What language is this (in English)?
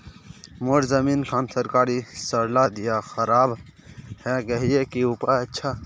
Magahi